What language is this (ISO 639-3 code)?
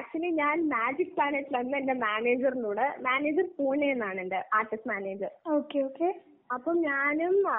mal